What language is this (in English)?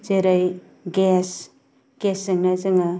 Bodo